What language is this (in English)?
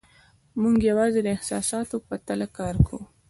Pashto